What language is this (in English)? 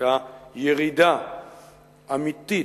Hebrew